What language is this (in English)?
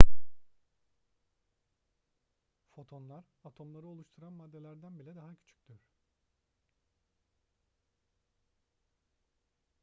Turkish